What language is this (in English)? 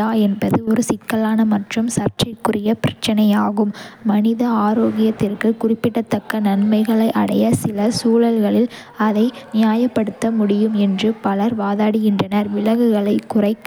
Kota (India)